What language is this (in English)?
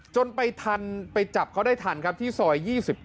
Thai